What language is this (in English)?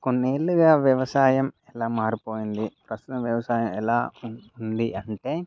Telugu